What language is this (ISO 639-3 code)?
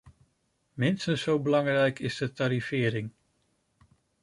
nld